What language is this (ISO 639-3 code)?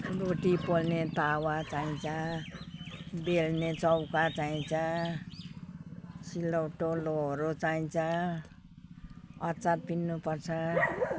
nep